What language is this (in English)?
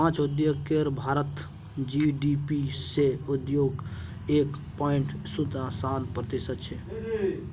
Maithili